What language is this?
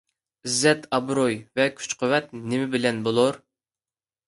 Uyghur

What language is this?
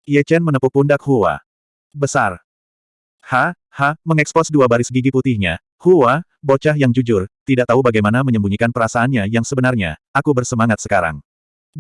Indonesian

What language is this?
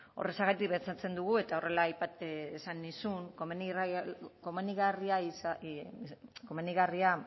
Basque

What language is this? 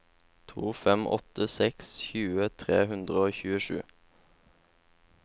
Norwegian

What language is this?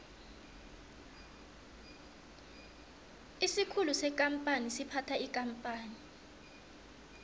South Ndebele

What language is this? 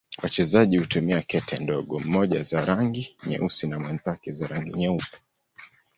Swahili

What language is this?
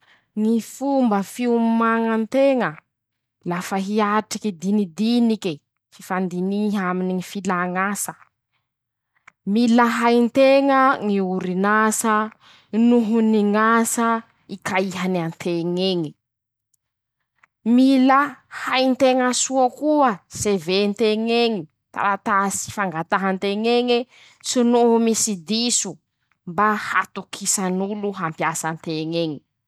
Masikoro Malagasy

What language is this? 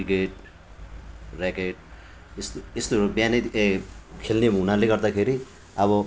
Nepali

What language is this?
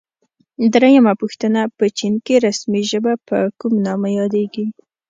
Pashto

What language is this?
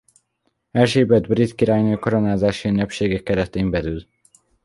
Hungarian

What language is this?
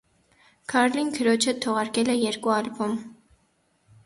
Armenian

